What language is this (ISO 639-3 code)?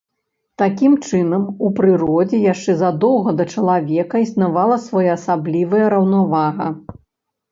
bel